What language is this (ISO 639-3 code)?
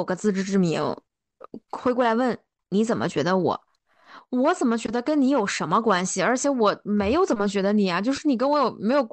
zho